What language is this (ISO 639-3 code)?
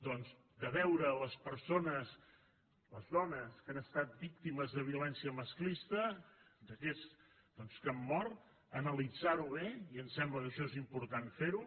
cat